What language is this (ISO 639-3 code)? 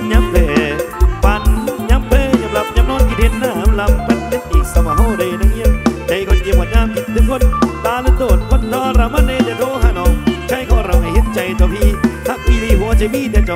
tha